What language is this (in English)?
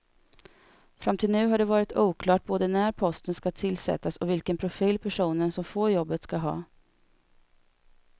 Swedish